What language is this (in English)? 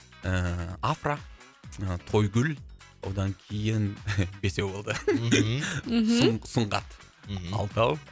Kazakh